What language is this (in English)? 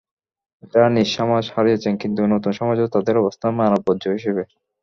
Bangla